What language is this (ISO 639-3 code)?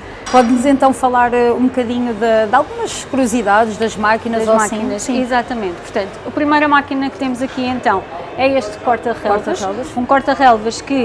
por